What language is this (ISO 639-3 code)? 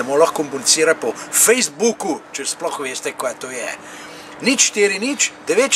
ita